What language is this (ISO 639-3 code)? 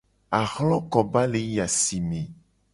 gej